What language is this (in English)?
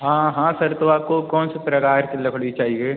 Hindi